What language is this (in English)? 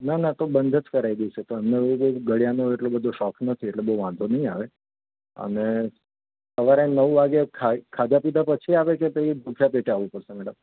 Gujarati